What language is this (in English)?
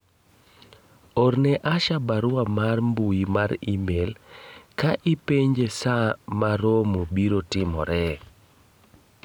Luo (Kenya and Tanzania)